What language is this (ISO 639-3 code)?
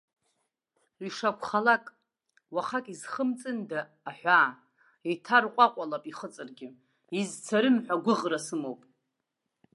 abk